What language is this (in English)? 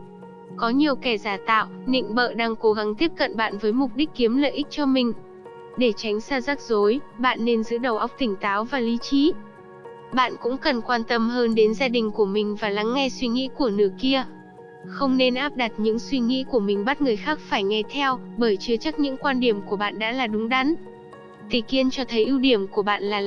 Vietnamese